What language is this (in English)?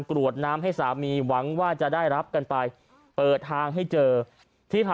Thai